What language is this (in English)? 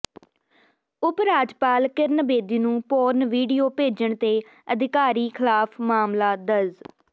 Punjabi